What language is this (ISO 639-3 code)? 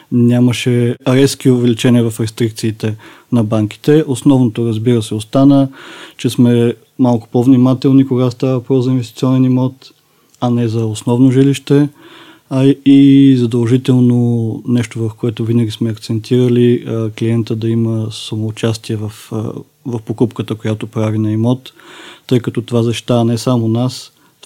bul